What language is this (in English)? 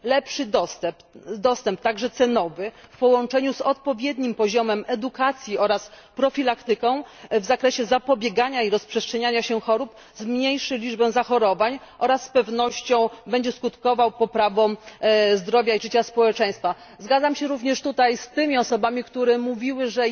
Polish